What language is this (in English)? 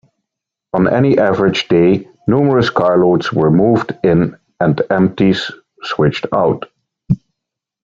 English